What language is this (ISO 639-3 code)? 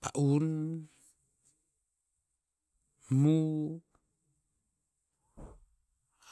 tpz